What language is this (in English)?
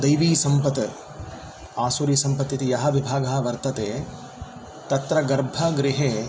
Sanskrit